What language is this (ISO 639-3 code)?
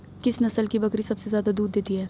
hin